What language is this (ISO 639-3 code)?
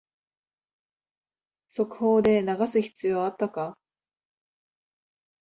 jpn